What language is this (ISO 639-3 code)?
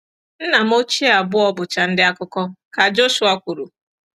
ibo